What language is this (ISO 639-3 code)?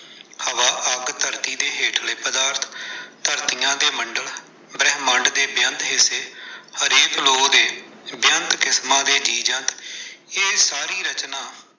pan